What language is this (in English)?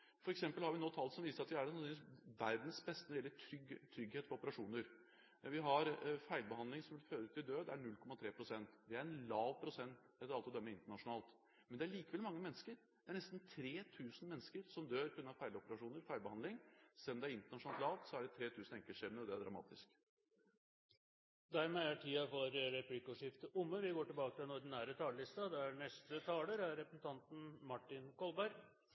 Norwegian